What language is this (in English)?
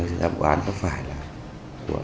Vietnamese